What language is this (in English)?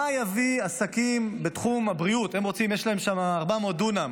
Hebrew